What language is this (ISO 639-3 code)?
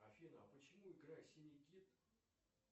rus